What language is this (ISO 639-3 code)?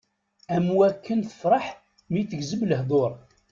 kab